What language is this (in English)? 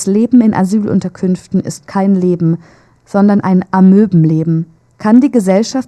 German